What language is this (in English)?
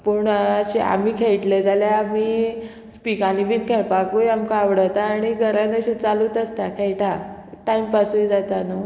Konkani